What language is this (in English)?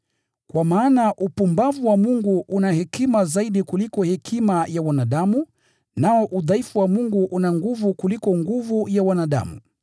Swahili